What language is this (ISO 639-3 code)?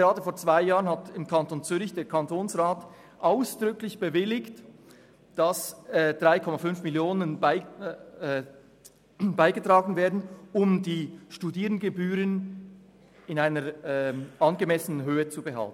gsw